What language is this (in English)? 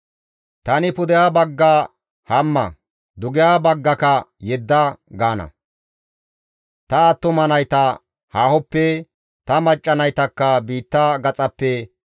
Gamo